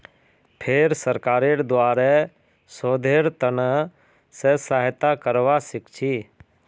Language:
Magahi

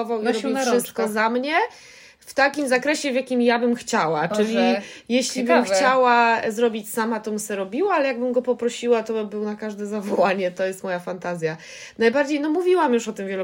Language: Polish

